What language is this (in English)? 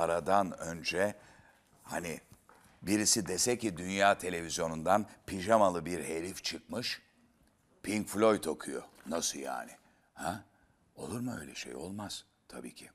Turkish